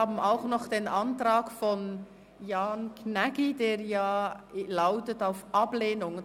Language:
Swiss German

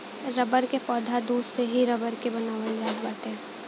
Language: Bhojpuri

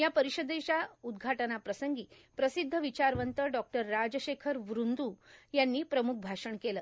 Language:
Marathi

